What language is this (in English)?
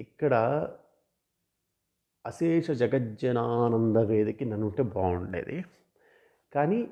Telugu